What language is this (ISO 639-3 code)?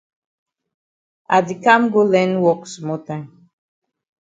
wes